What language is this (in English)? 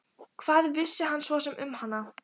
Icelandic